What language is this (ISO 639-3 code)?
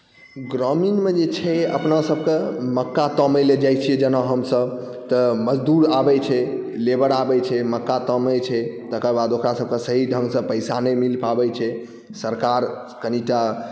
mai